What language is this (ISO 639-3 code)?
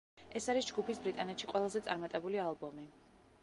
kat